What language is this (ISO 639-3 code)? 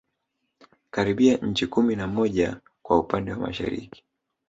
swa